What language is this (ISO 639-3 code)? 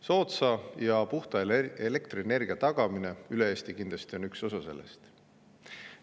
est